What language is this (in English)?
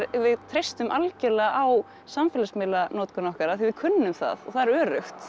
Icelandic